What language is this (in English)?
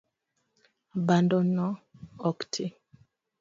Luo (Kenya and Tanzania)